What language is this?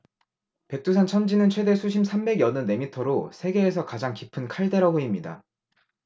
Korean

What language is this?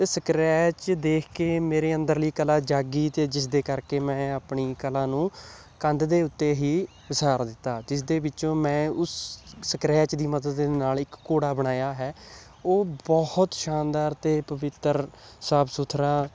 Punjabi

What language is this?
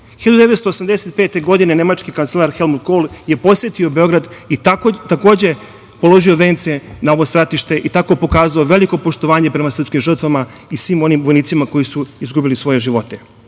Serbian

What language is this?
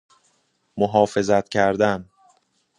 Persian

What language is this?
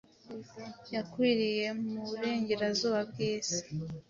Kinyarwanda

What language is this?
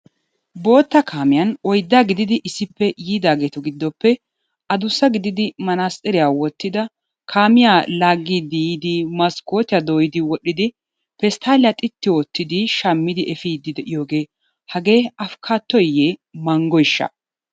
Wolaytta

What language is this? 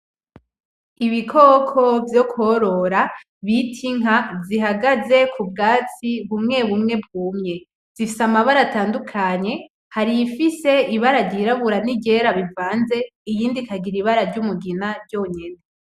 Rundi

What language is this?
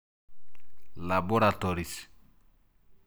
Masai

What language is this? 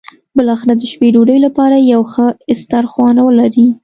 Pashto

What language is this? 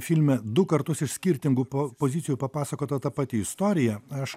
Lithuanian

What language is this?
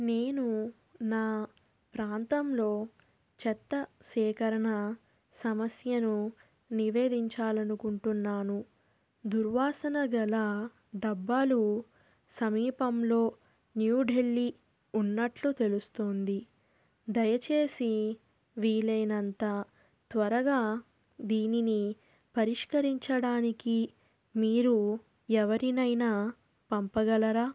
Telugu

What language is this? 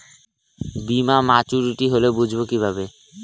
Bangla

